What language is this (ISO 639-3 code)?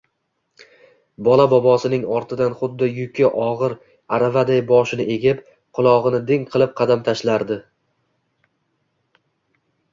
uzb